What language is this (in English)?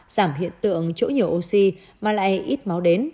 Vietnamese